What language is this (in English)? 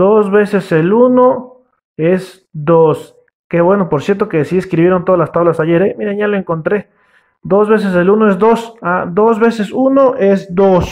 Spanish